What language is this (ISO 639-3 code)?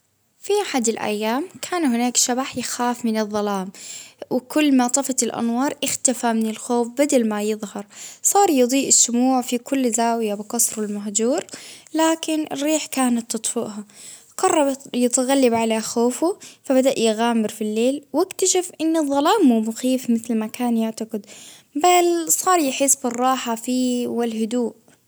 abv